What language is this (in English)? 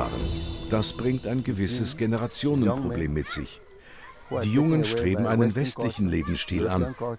German